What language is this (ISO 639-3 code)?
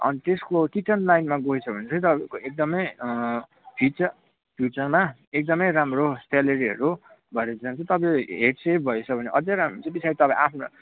nep